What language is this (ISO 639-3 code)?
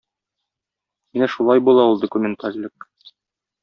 tat